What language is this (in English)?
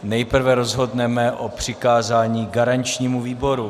Czech